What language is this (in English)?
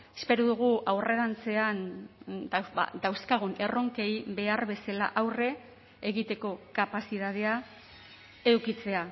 Basque